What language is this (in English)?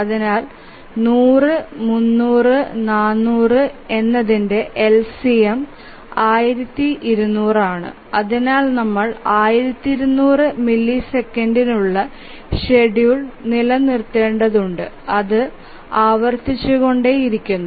Malayalam